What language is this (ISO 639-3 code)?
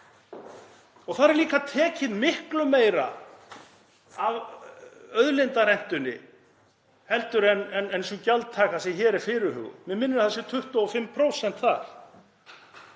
isl